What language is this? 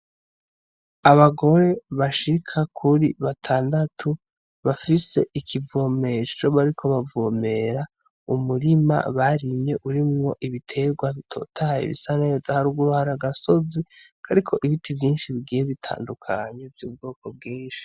Rundi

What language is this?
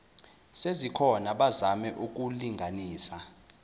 Zulu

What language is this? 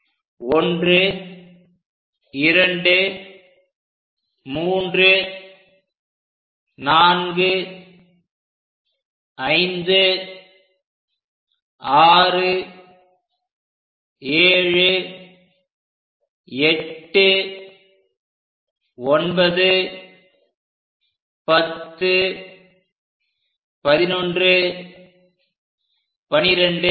Tamil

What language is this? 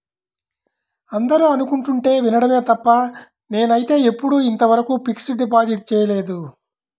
Telugu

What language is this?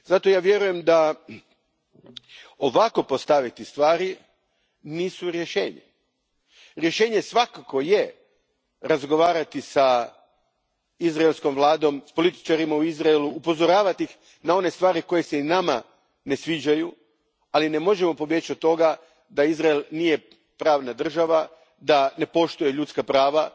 Croatian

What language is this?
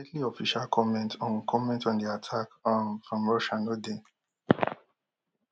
Nigerian Pidgin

